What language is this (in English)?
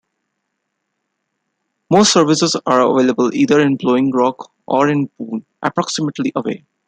English